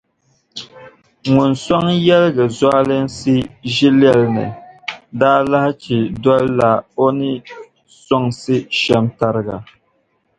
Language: Dagbani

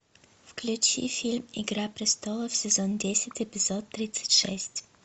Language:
Russian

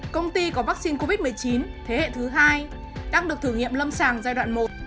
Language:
Vietnamese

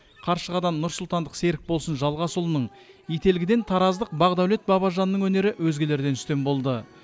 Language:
Kazakh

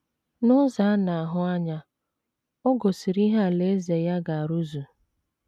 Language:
Igbo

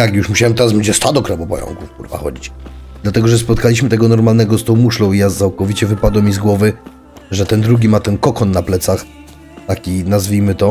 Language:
Polish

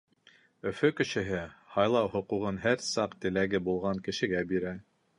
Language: Bashkir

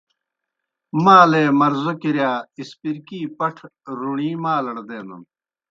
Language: Kohistani Shina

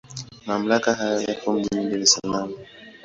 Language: Swahili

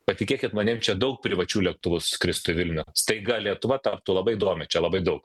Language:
Lithuanian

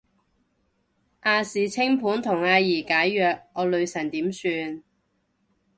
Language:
Cantonese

